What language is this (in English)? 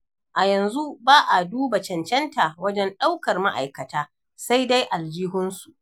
Hausa